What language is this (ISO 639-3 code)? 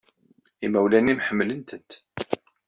kab